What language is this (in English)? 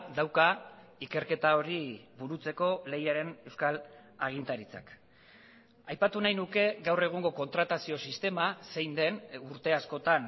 Basque